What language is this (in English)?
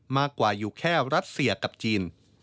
Thai